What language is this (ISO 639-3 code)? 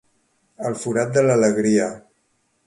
cat